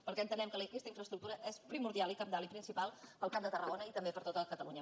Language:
Catalan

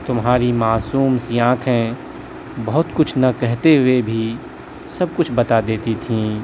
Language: Urdu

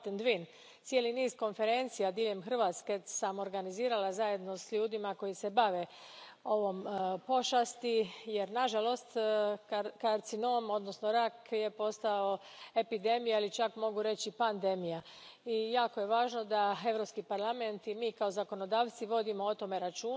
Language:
Croatian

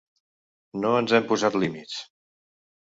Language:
Catalan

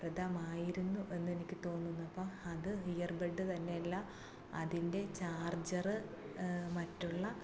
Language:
Malayalam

